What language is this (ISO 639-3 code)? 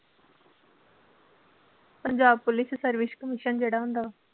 pan